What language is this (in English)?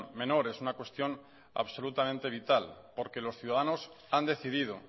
Spanish